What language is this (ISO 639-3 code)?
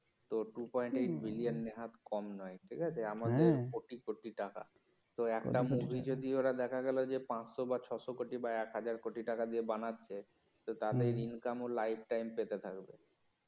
ben